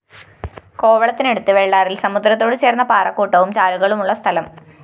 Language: Malayalam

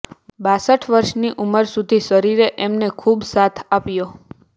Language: Gujarati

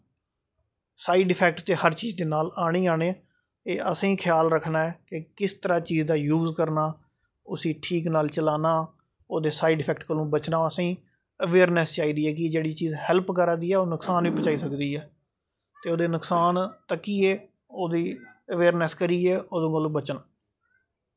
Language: Dogri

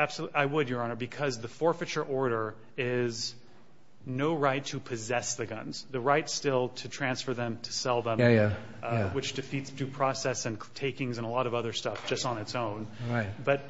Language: English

